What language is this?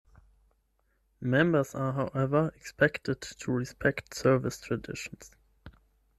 English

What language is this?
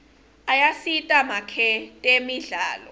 Swati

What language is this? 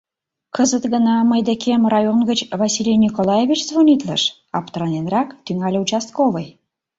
Mari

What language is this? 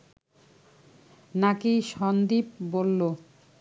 Bangla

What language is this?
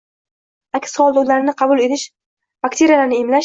Uzbek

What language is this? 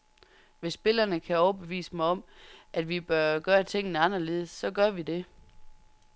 Danish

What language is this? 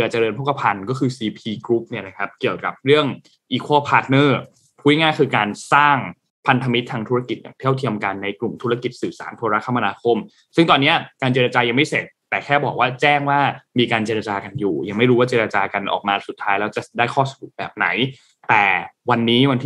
Thai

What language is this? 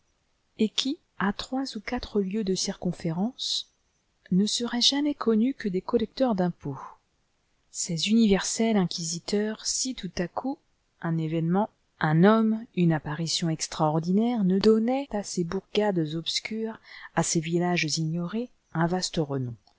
French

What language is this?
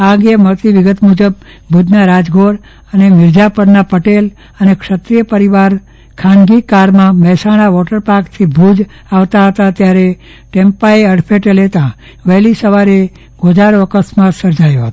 Gujarati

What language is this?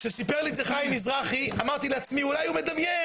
Hebrew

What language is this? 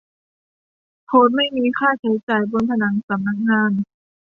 Thai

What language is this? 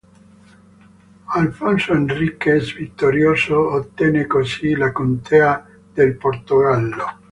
Italian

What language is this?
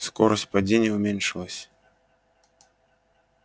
Russian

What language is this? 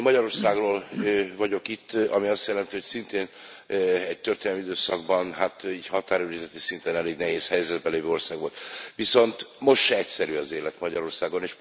Hungarian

